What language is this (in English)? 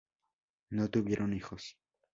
Spanish